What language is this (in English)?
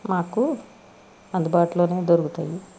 Telugu